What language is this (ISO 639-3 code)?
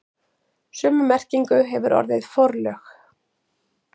isl